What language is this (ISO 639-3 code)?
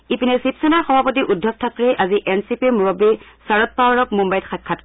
asm